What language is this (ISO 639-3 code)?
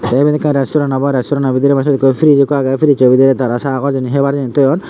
ccp